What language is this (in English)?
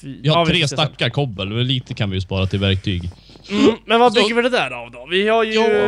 Swedish